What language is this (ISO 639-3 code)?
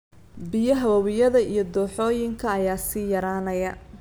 som